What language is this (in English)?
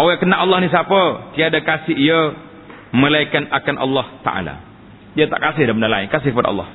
Malay